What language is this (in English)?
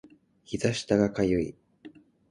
Japanese